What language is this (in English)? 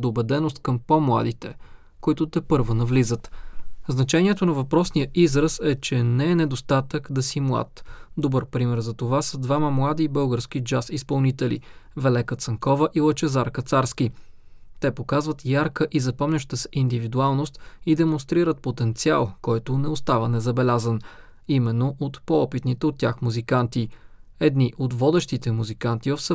Bulgarian